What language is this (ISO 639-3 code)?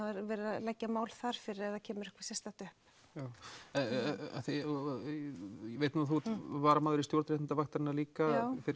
isl